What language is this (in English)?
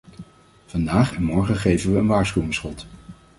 Dutch